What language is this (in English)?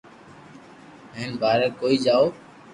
Loarki